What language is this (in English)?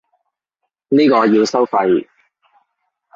Cantonese